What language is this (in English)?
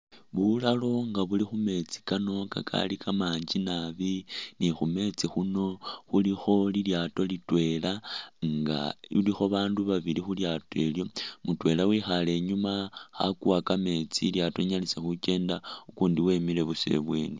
Masaaba